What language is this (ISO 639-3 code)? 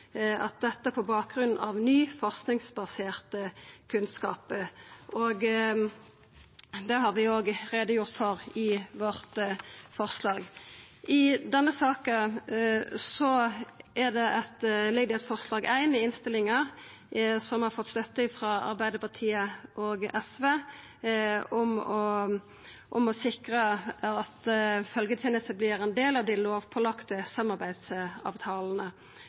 nno